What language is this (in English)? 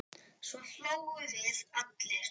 Icelandic